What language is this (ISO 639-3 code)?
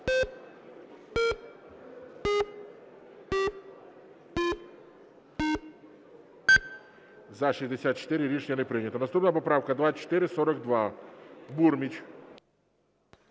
ukr